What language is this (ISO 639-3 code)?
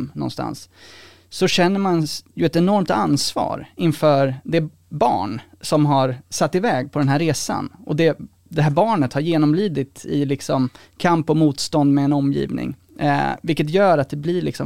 swe